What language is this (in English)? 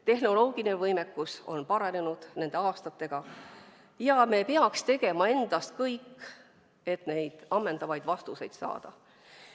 Estonian